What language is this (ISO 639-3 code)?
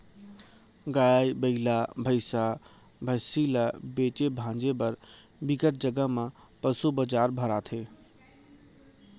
hne